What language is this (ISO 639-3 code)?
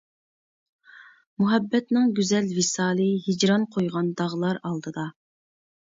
uig